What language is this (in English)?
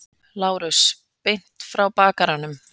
Icelandic